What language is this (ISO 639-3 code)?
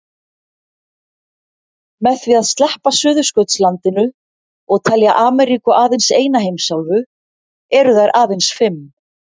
isl